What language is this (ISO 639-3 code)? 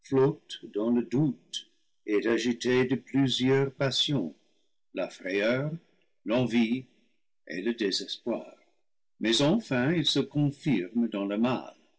fra